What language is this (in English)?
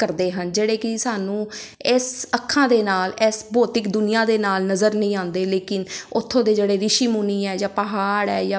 Punjabi